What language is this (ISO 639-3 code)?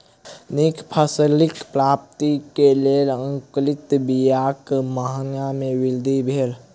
mai